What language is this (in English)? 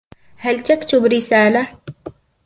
Arabic